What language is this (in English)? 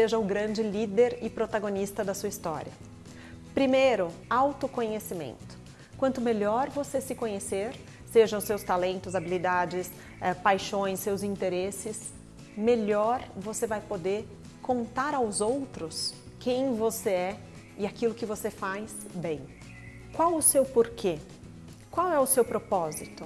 Portuguese